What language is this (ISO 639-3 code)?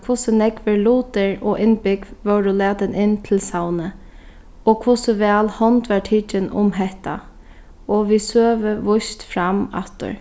fao